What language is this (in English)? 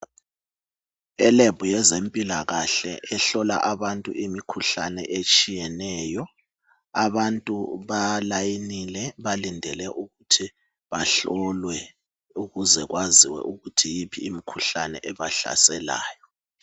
North Ndebele